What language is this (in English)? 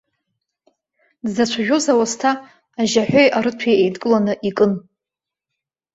Abkhazian